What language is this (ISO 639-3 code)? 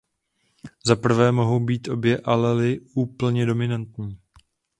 ces